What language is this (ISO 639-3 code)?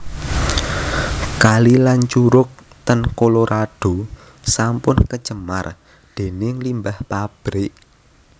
jav